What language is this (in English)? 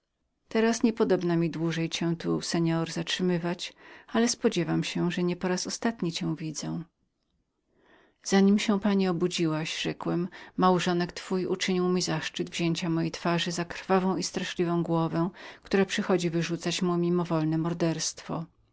Polish